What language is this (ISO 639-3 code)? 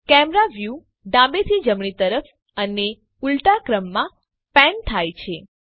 guj